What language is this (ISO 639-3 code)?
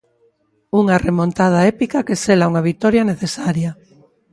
glg